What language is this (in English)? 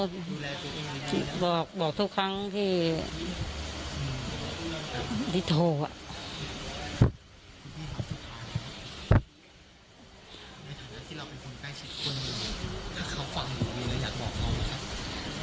Thai